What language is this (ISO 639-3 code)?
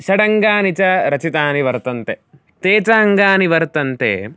san